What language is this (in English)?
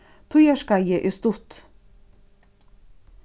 Faroese